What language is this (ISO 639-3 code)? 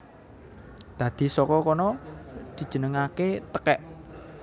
jav